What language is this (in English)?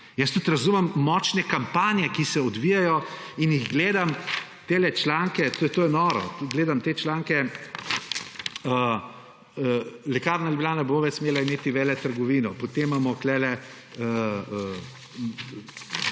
Slovenian